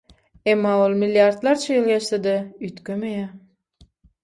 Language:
Turkmen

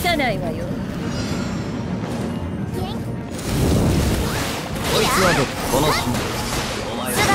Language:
Japanese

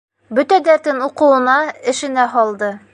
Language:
Bashkir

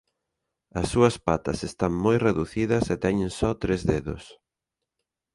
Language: Galician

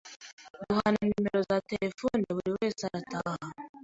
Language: Kinyarwanda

